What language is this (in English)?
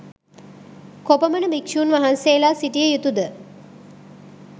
Sinhala